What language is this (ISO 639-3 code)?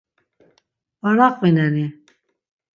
lzz